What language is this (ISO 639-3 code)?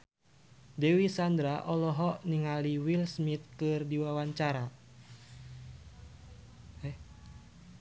sun